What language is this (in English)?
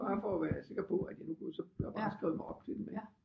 Danish